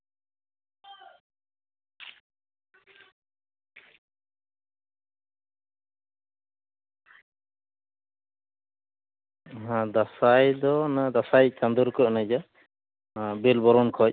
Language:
Santali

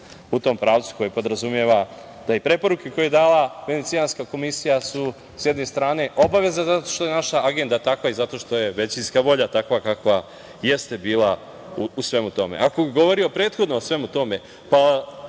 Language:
Serbian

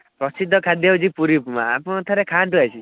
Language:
Odia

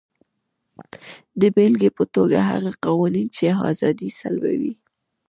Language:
Pashto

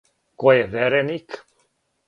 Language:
Serbian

